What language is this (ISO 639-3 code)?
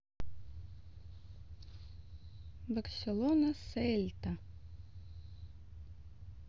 rus